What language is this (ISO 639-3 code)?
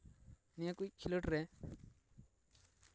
sat